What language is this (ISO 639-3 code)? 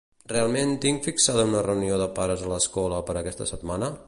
cat